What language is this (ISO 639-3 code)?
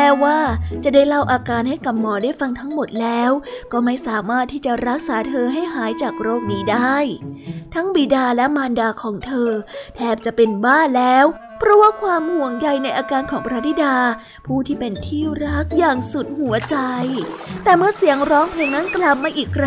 tha